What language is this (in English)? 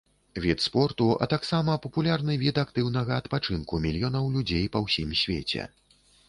Belarusian